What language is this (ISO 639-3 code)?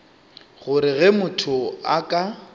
nso